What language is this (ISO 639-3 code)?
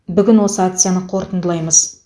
kaz